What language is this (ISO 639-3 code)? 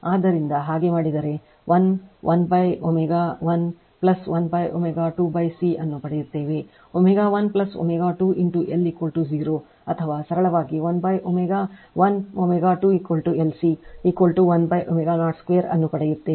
kan